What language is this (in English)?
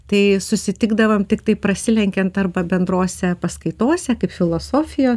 Lithuanian